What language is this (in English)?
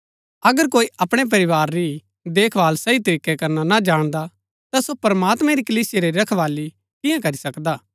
Gaddi